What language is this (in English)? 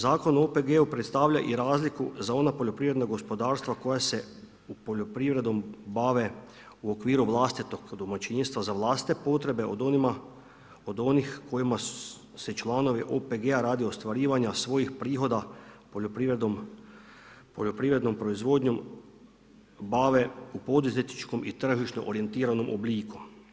Croatian